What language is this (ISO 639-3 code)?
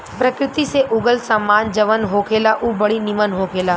bho